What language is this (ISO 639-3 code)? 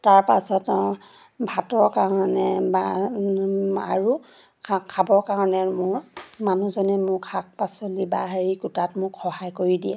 asm